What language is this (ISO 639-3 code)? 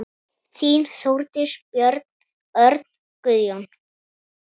isl